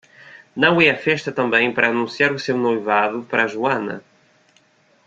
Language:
Portuguese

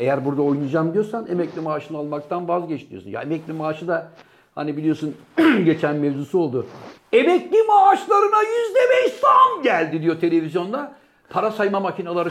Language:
Turkish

